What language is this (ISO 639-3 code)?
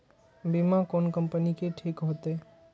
mai